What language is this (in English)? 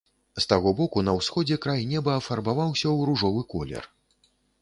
Belarusian